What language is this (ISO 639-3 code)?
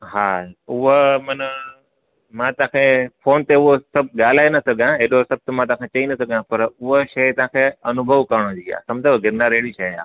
snd